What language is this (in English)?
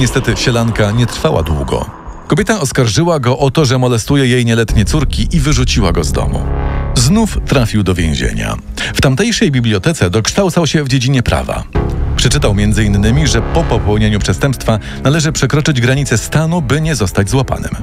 Polish